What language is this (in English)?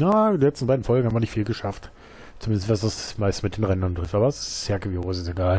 German